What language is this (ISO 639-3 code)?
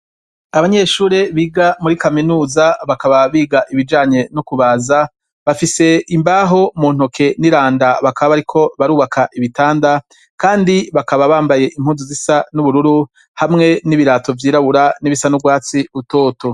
run